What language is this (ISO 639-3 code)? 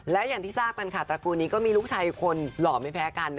tha